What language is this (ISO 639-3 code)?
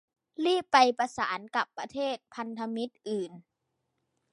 tha